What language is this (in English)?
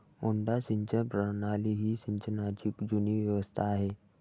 Marathi